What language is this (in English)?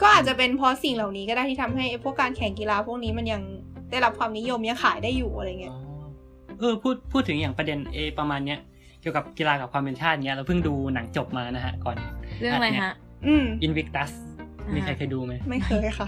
Thai